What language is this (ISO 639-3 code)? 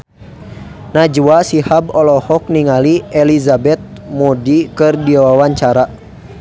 sun